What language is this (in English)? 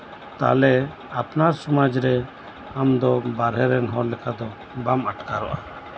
Santali